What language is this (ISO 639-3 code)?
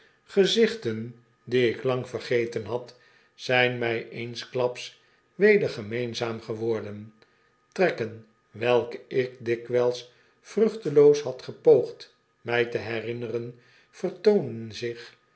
nld